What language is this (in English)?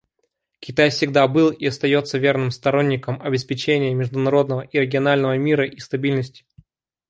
Russian